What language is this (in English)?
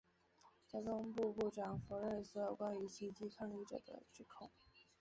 Chinese